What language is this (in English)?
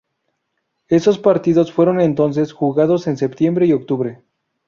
Spanish